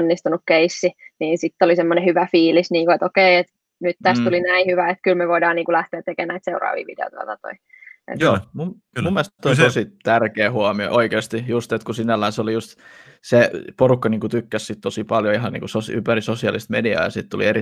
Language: Finnish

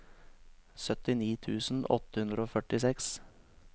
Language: Norwegian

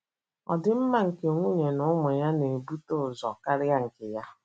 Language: Igbo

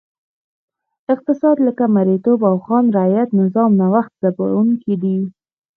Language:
Pashto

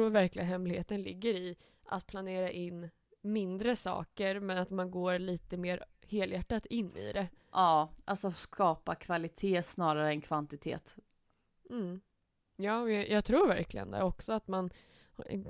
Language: Swedish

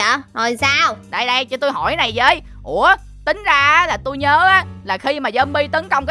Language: Vietnamese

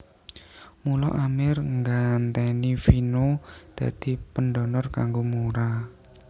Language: Javanese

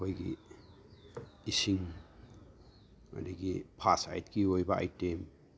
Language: Manipuri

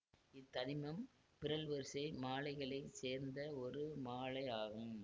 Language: Tamil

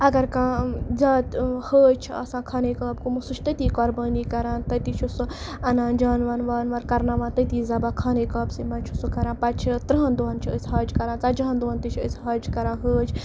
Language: Kashmiri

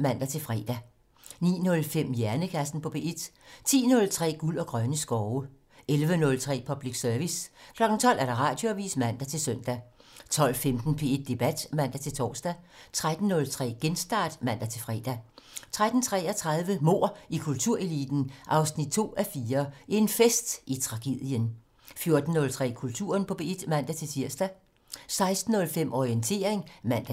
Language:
Danish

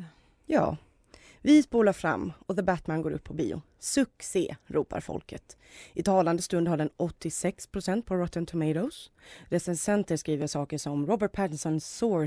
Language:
Swedish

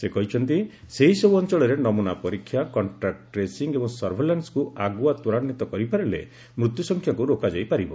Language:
Odia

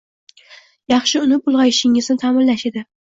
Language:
Uzbek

